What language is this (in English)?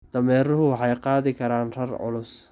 Somali